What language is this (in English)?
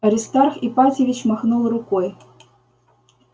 Russian